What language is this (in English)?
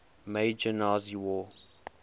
English